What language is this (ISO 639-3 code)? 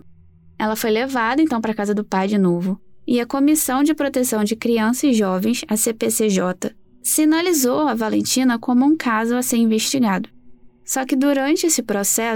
por